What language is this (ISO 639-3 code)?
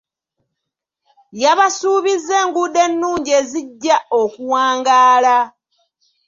lug